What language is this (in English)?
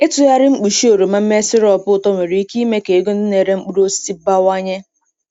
Igbo